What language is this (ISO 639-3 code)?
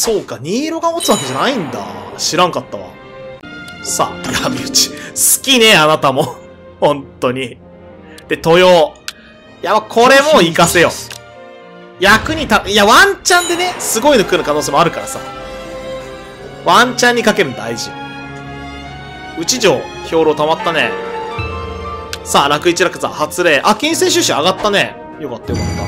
jpn